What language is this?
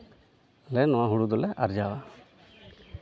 Santali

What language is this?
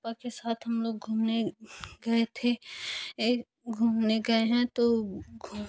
Hindi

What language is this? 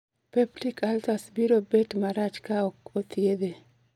Luo (Kenya and Tanzania)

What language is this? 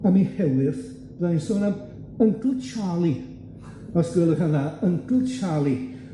Welsh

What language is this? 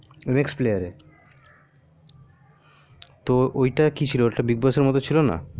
Bangla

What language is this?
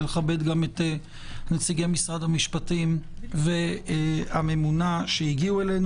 Hebrew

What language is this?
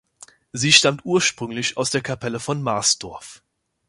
German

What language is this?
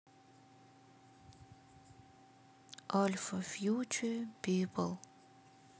Russian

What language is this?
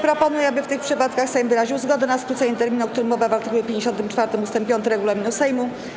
Polish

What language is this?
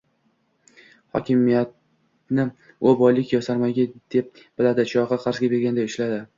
Uzbek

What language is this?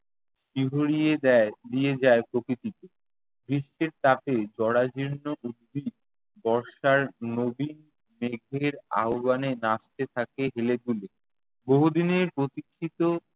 Bangla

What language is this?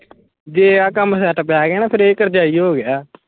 Punjabi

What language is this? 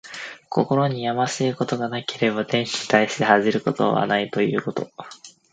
Japanese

